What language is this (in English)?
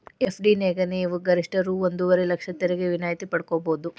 Kannada